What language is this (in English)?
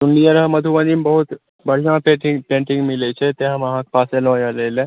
Maithili